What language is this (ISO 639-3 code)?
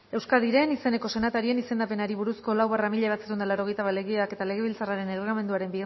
eus